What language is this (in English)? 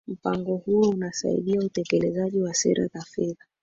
Swahili